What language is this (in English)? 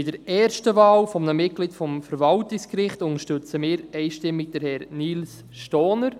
Swiss German